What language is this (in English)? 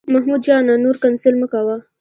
Pashto